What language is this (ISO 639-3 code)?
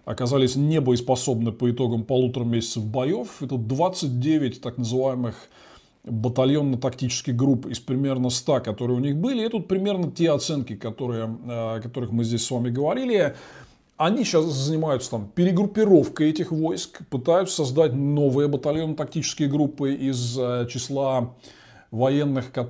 rus